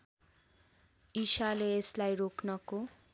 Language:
Nepali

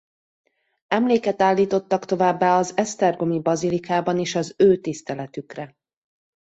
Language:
Hungarian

